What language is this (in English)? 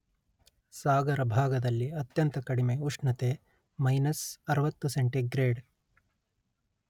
Kannada